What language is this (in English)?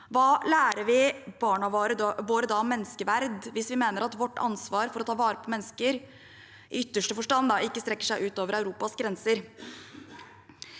Norwegian